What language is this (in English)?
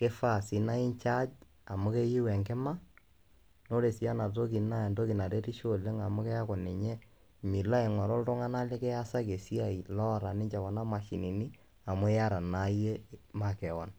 Masai